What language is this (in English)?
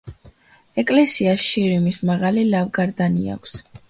Georgian